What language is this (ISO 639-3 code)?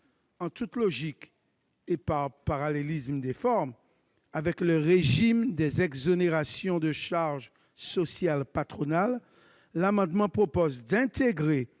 fra